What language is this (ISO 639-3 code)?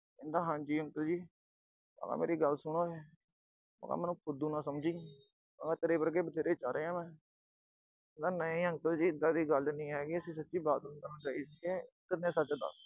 pan